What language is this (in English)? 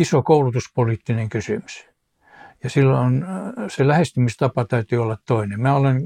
Finnish